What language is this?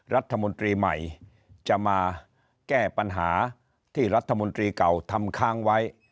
Thai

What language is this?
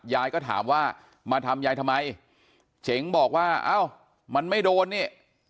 Thai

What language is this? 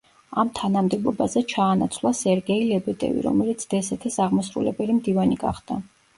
Georgian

